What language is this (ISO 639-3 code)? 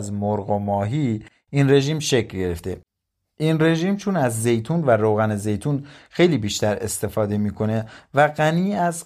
fas